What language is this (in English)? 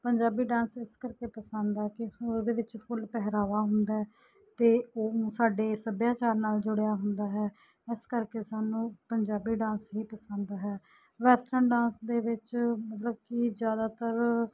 Punjabi